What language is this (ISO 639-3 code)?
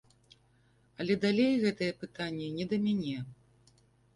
bel